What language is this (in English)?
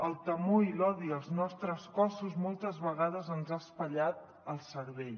Catalan